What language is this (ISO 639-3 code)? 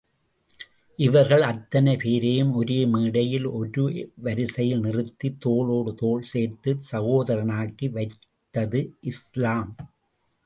tam